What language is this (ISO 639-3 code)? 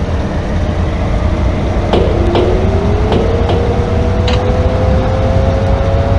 jpn